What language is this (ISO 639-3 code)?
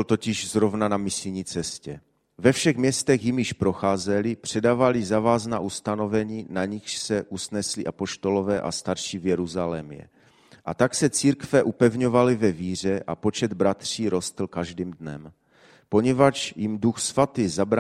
ces